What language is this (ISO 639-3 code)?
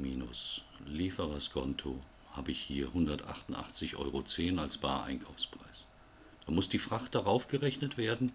deu